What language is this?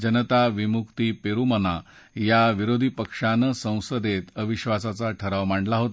Marathi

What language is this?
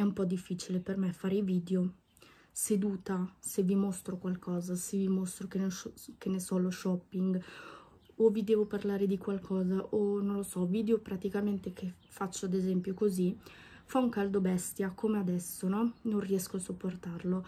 Italian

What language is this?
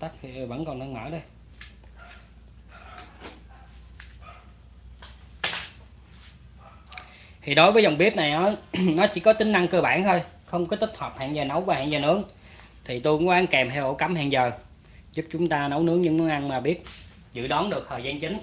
Vietnamese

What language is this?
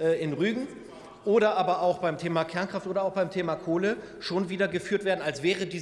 German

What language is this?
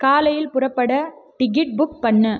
Tamil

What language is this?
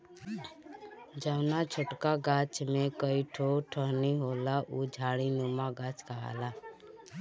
Bhojpuri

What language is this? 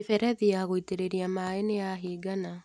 Kikuyu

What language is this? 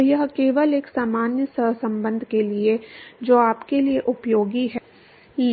Hindi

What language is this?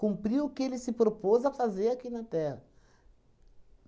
Portuguese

